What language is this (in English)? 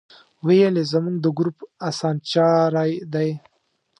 Pashto